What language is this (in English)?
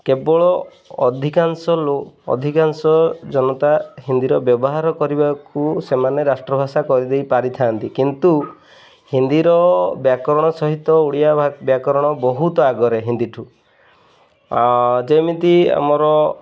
Odia